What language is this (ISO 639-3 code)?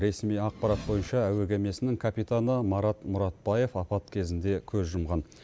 kaz